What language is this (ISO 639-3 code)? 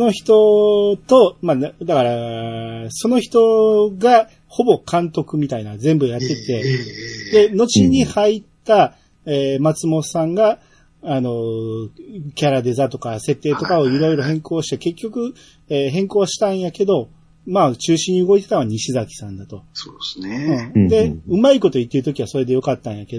jpn